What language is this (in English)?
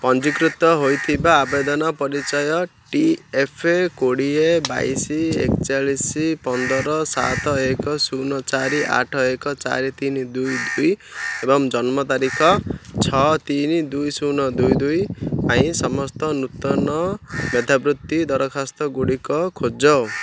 Odia